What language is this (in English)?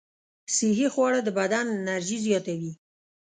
Pashto